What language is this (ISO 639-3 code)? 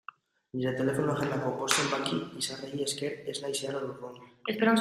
eus